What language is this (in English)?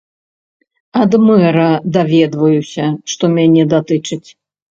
Belarusian